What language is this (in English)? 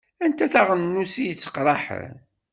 Kabyle